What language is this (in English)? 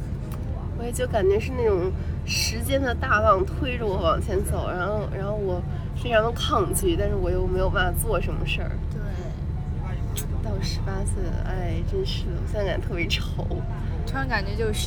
Chinese